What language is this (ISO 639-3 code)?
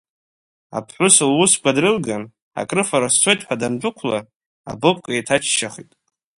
abk